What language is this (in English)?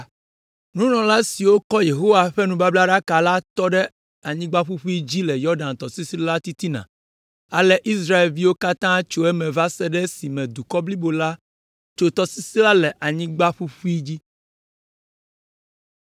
Ewe